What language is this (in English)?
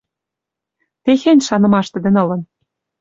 Western Mari